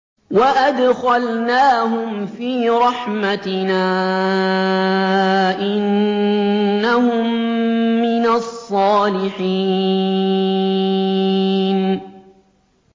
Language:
Arabic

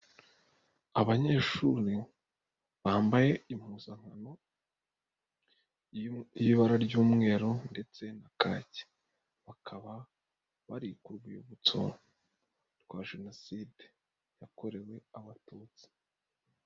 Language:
Kinyarwanda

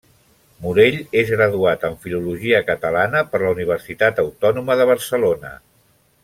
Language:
Catalan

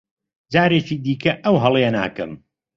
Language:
Central Kurdish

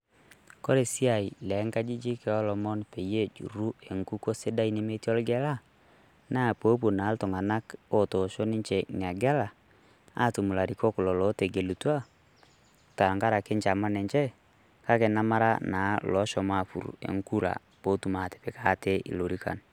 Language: Masai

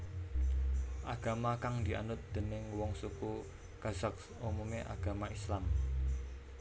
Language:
Javanese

